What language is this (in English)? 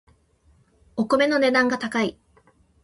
Japanese